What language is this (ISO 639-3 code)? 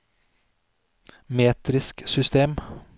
nor